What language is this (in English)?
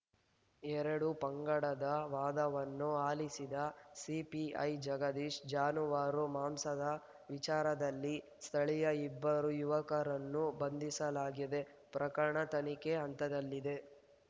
Kannada